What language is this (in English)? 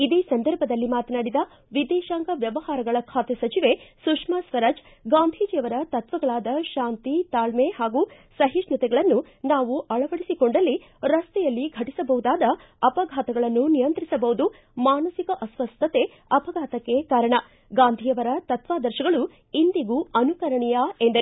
Kannada